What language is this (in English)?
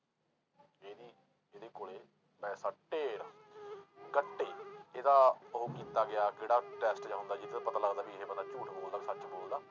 Punjabi